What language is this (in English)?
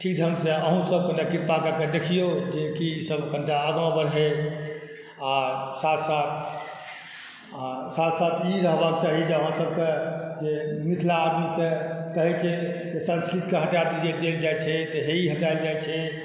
Maithili